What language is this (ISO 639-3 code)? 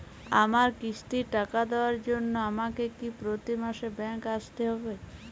ben